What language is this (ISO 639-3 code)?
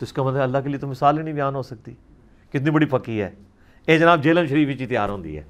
urd